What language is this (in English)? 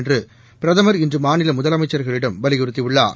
Tamil